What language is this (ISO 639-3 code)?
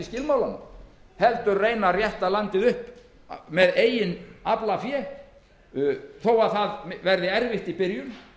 isl